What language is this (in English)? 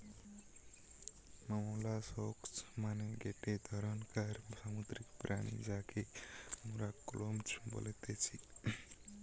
Bangla